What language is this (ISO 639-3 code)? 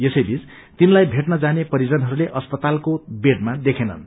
nep